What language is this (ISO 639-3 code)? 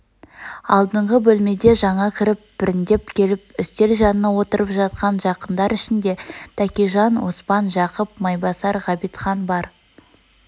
kaz